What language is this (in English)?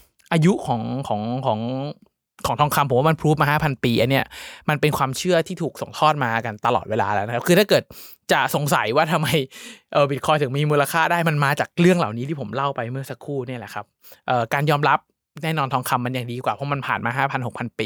Thai